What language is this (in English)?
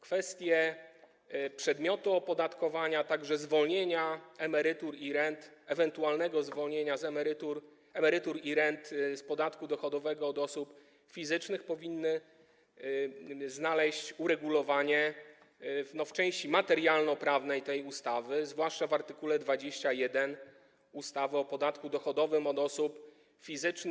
Polish